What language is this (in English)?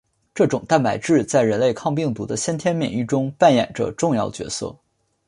Chinese